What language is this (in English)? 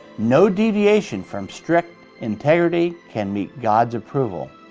English